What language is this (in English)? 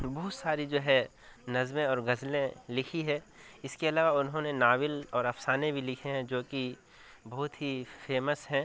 Urdu